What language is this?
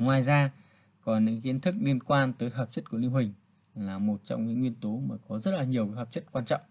Vietnamese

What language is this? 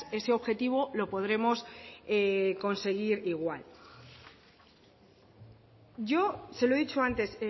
Spanish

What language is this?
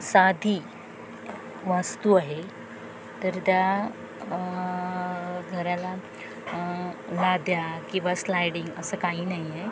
Marathi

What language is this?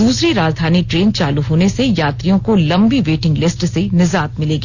Hindi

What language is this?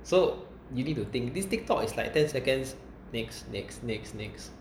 English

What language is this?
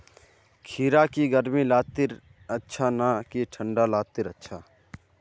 Magahi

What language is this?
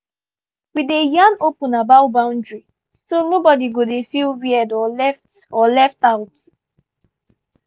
Nigerian Pidgin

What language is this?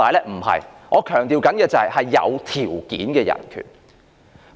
Cantonese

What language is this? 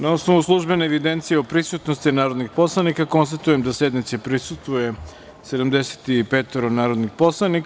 Serbian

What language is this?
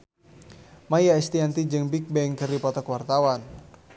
Sundanese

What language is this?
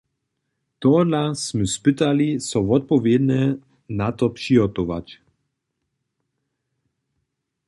Upper Sorbian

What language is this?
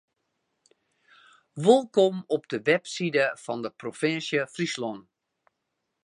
Western Frisian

